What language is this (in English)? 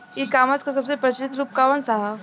Bhojpuri